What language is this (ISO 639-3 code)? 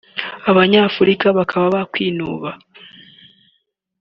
kin